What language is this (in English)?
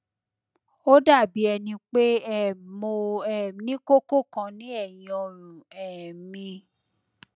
Yoruba